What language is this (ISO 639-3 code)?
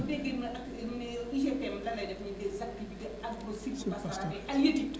wol